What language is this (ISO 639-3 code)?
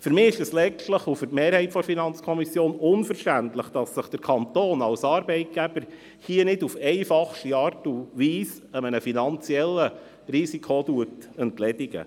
gsw